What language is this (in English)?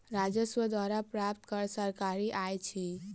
Maithili